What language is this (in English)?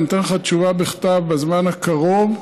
Hebrew